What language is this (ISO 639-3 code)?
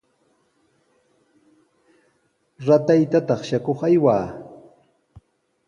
qws